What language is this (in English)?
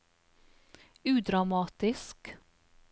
Norwegian